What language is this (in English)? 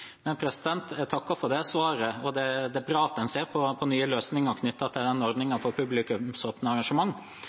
Norwegian Bokmål